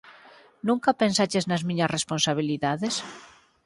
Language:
Galician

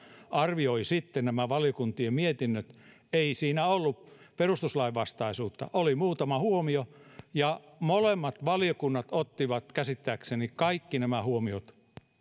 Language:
Finnish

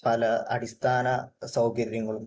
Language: Malayalam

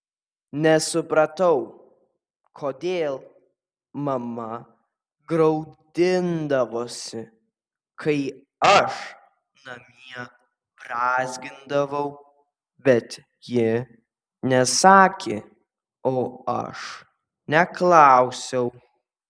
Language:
Lithuanian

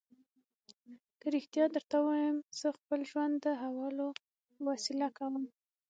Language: Pashto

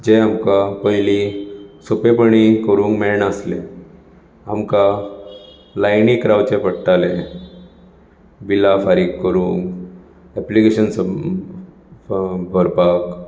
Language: Konkani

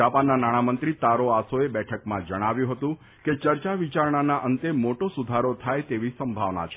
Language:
Gujarati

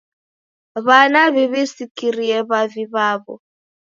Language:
Taita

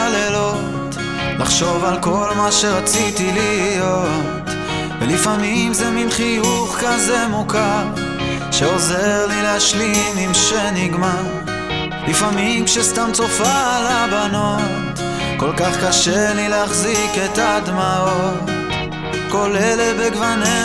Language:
Hebrew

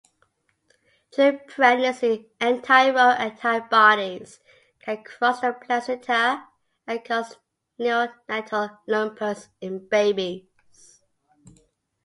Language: English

